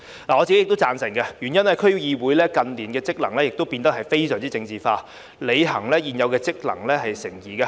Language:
Cantonese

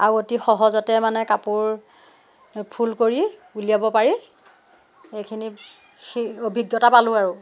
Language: Assamese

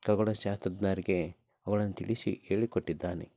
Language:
Kannada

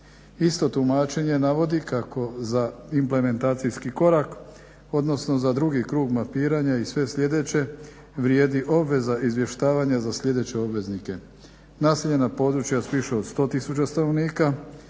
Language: Croatian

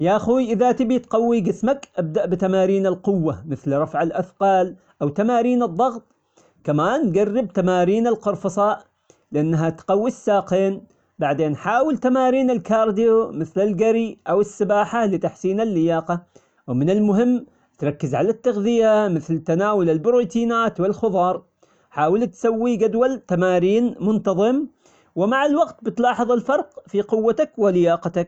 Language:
Omani Arabic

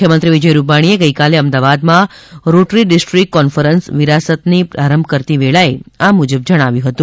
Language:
Gujarati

